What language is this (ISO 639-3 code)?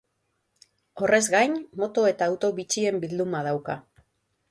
eus